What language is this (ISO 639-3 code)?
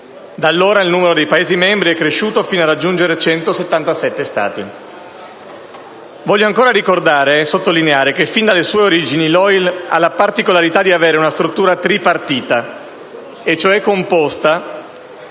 ita